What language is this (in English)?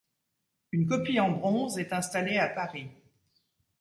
French